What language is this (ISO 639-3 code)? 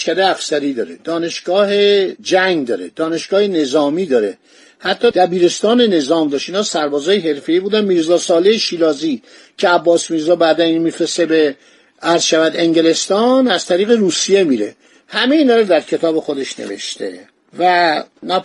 fas